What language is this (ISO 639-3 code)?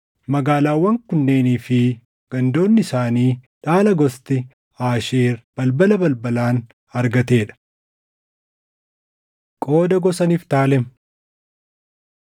orm